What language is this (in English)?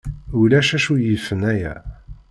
Kabyle